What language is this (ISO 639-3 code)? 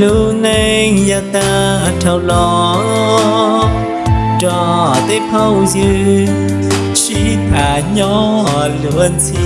vie